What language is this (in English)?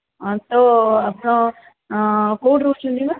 Odia